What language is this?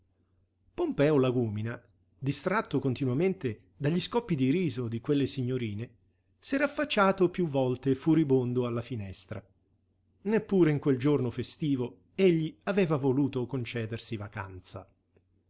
Italian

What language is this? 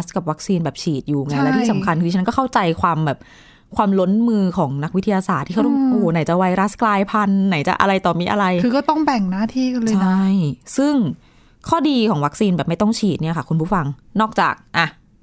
Thai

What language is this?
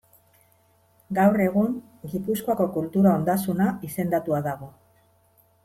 Basque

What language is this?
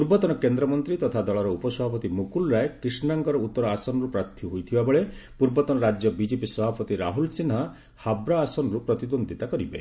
Odia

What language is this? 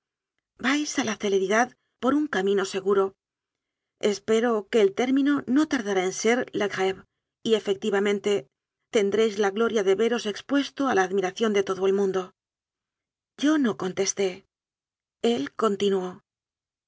Spanish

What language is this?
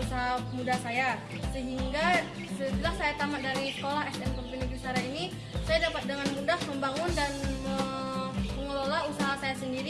Indonesian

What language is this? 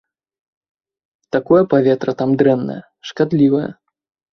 Belarusian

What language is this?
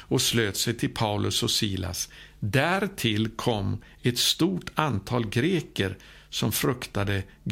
Swedish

